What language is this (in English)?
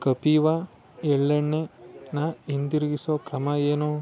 Kannada